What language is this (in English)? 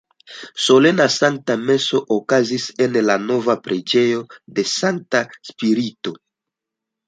Esperanto